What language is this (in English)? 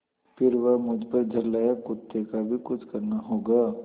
Hindi